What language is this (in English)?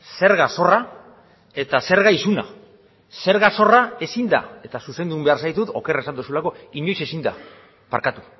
Basque